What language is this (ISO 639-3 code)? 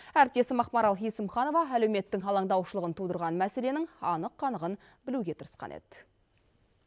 kaz